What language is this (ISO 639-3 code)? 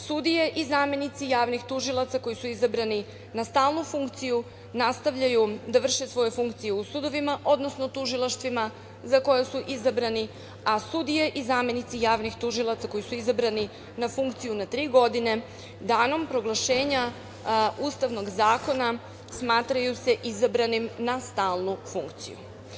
srp